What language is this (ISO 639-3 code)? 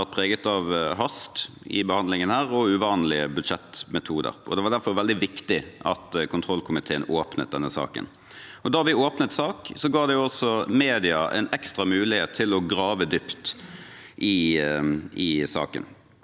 nor